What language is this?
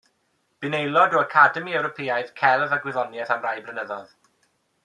Welsh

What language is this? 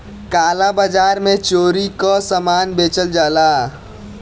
Bhojpuri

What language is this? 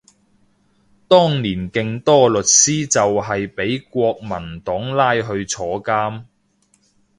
Cantonese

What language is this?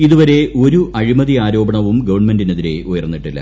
Malayalam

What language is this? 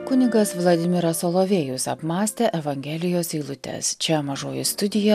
Lithuanian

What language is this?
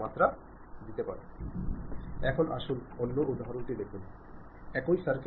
Malayalam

